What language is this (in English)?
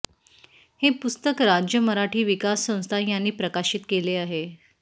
Marathi